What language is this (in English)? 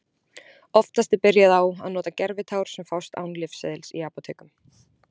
Icelandic